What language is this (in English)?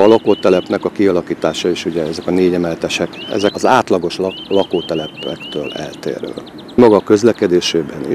Hungarian